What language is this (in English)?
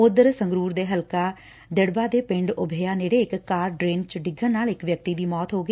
Punjabi